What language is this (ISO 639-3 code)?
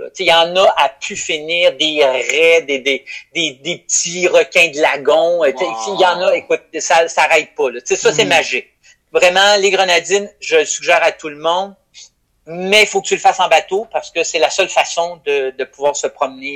fra